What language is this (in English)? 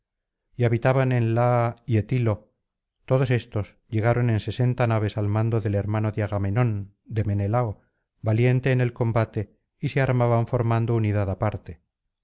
Spanish